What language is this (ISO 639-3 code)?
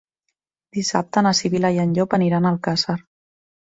cat